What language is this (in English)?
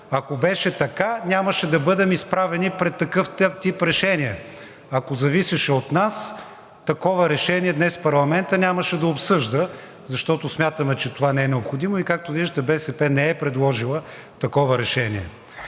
Bulgarian